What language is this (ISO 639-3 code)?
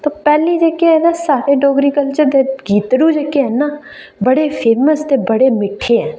doi